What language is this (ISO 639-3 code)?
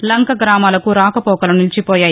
tel